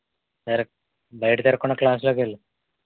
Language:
Telugu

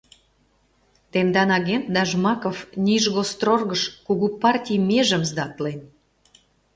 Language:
Mari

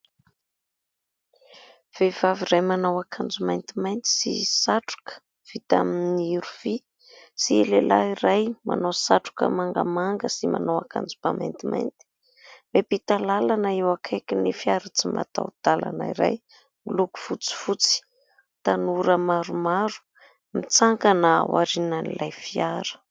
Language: Malagasy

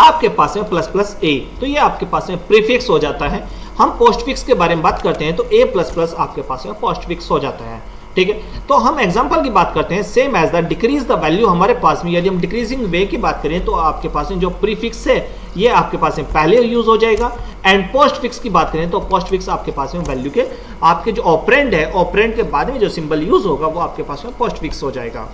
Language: Hindi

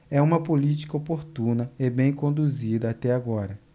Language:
Portuguese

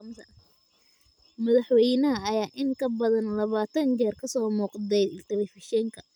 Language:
Somali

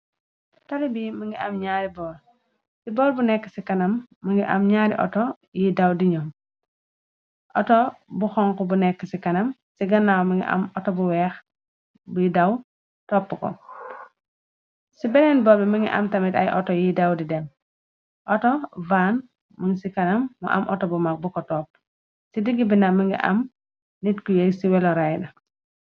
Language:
Wolof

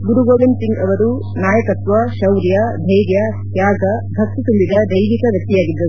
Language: Kannada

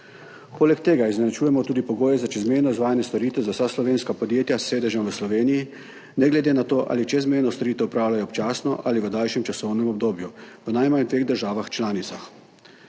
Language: Slovenian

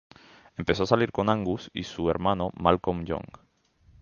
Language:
Spanish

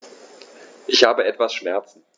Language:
German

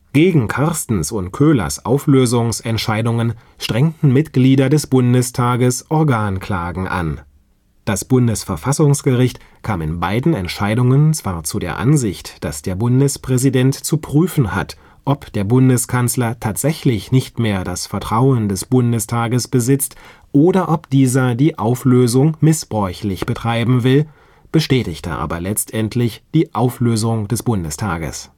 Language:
German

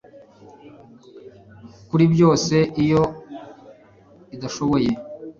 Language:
Kinyarwanda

